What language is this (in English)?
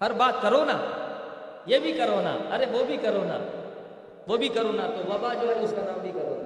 Urdu